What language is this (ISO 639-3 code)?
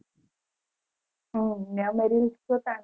guj